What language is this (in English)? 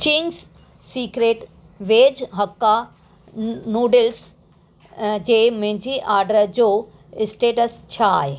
Sindhi